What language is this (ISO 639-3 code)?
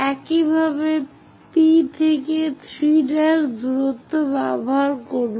ben